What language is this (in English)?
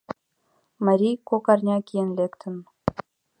Mari